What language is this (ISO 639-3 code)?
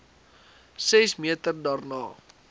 afr